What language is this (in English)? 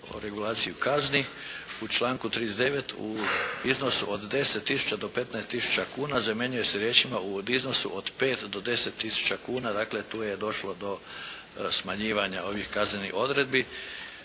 Croatian